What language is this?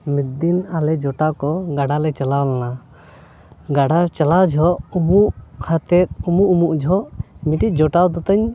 Santali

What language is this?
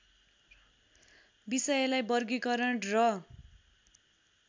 Nepali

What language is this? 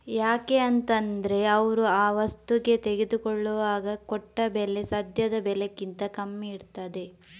Kannada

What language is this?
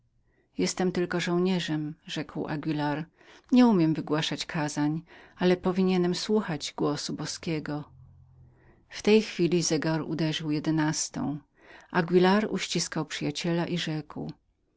Polish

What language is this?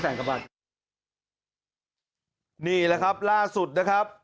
Thai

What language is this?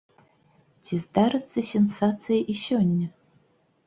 Belarusian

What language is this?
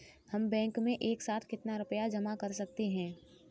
Hindi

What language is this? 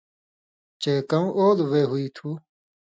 Indus Kohistani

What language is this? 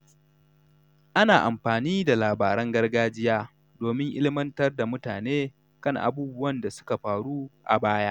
Hausa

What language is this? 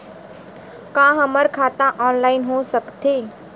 Chhattisgarhi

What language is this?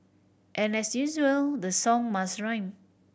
English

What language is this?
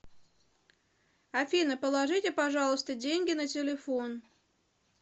Russian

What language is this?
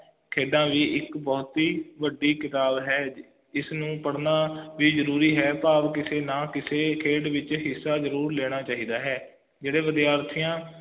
Punjabi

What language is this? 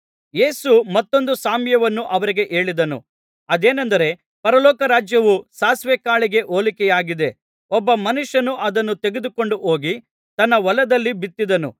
Kannada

